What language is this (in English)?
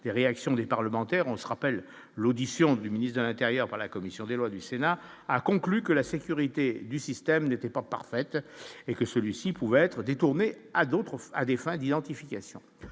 French